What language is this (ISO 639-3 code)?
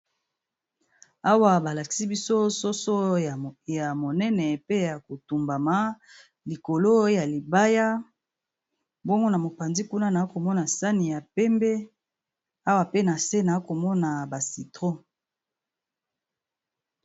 lin